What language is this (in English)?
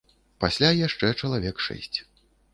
Belarusian